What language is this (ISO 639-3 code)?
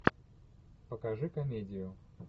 rus